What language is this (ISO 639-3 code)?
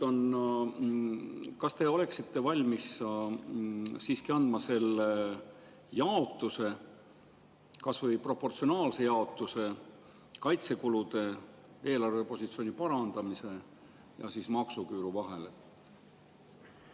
est